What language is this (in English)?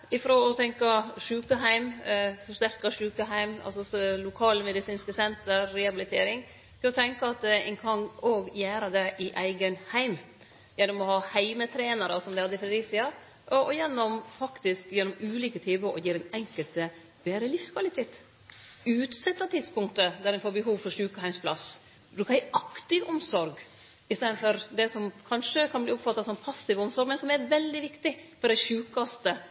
Norwegian Nynorsk